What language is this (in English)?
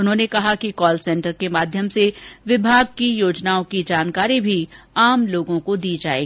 Hindi